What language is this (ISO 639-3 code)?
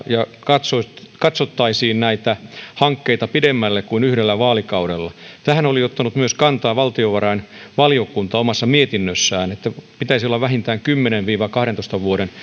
fin